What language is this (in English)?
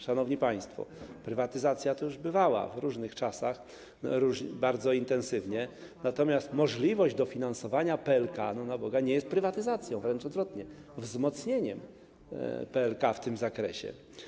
Polish